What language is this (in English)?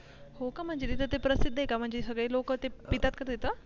Marathi